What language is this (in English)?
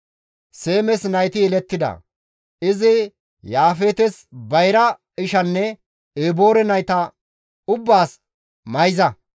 Gamo